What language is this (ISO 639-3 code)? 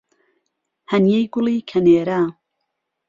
ckb